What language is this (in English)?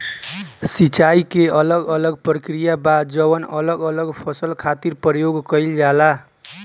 Bhojpuri